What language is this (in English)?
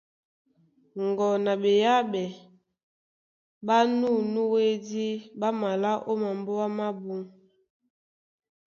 Duala